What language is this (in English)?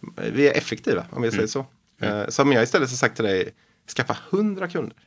Swedish